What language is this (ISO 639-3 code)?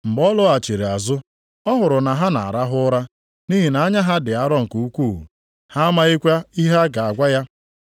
ibo